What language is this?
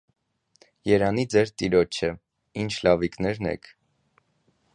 Armenian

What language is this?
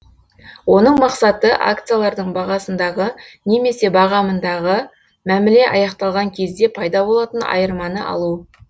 Kazakh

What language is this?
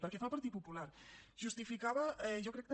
Catalan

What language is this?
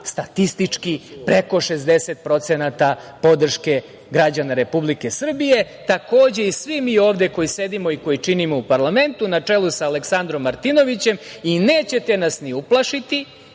Serbian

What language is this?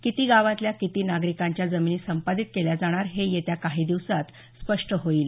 Marathi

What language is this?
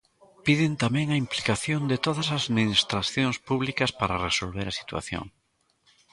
Galician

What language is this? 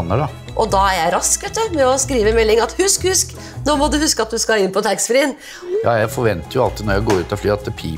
Norwegian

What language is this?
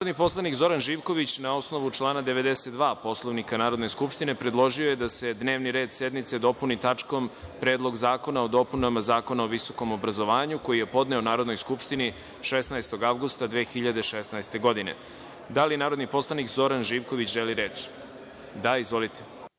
Serbian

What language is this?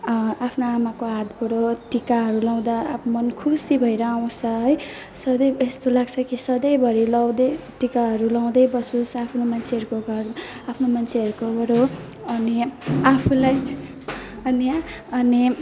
Nepali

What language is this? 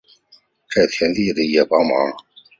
Chinese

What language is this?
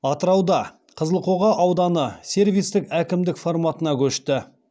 Kazakh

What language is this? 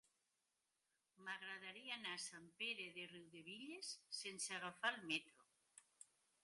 Catalan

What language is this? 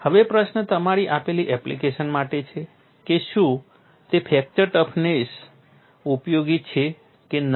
Gujarati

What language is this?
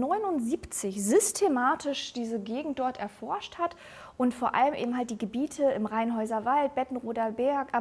German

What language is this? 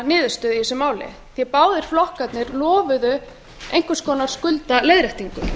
Icelandic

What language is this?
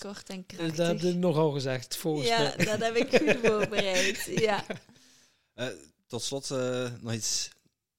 Dutch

